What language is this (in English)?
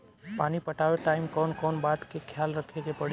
Bhojpuri